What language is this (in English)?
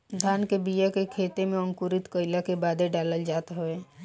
Bhojpuri